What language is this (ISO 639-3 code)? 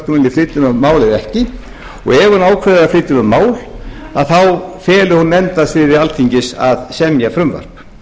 isl